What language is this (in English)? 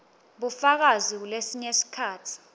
Swati